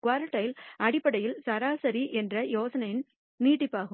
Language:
Tamil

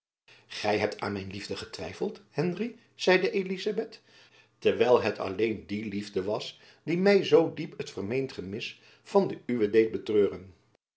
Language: Dutch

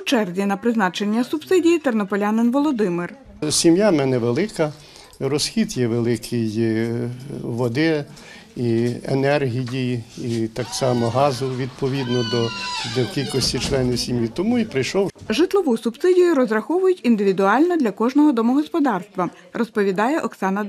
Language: Ukrainian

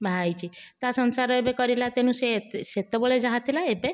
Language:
Odia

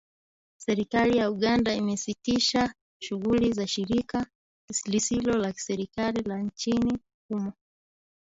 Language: Swahili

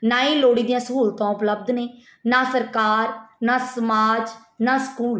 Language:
Punjabi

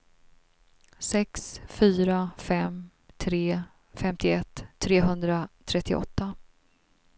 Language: Swedish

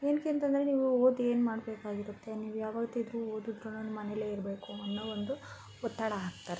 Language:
Kannada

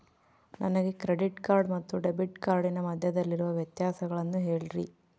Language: Kannada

